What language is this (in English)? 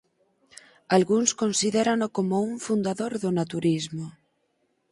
Galician